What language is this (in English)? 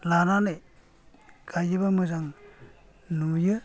Bodo